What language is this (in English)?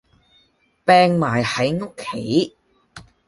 Cantonese